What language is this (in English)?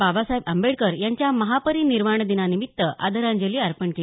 Marathi